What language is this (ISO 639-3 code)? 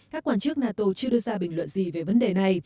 vie